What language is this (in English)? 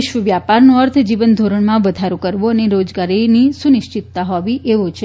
Gujarati